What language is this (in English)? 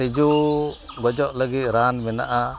Santali